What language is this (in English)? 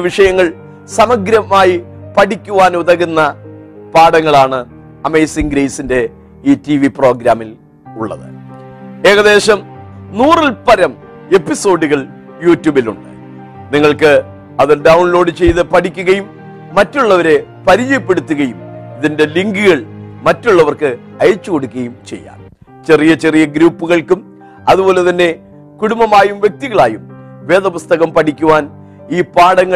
Malayalam